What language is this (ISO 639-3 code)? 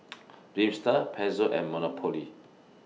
eng